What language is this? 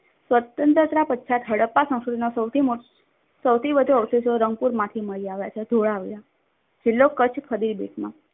Gujarati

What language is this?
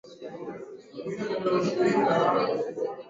Swahili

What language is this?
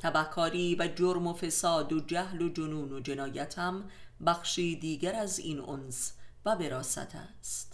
Persian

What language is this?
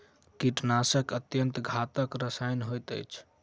Maithili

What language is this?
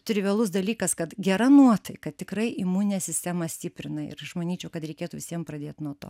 Lithuanian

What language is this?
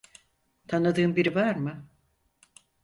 Turkish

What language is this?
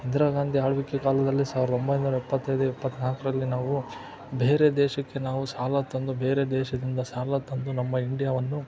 Kannada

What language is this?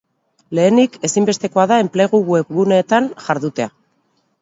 Basque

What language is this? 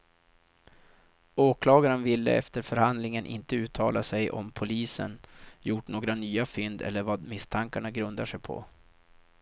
Swedish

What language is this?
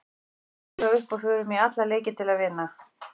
Icelandic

